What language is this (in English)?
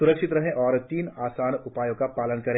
Hindi